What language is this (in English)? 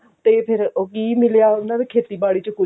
Punjabi